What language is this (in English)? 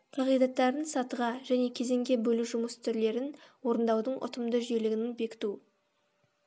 Kazakh